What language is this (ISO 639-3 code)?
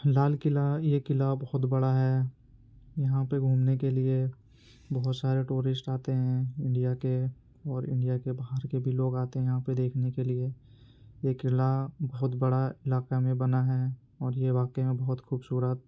urd